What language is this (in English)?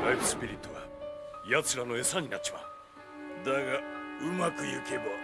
Japanese